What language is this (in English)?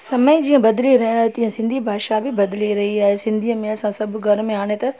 Sindhi